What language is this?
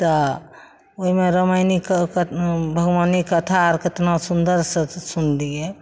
Maithili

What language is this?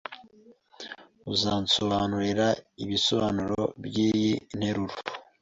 Kinyarwanda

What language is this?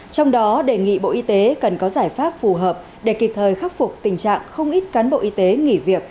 Vietnamese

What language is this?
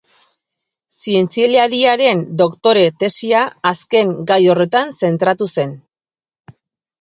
Basque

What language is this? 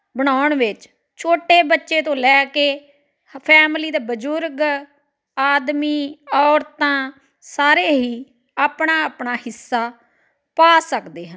Punjabi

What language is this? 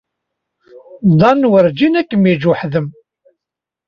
Kabyle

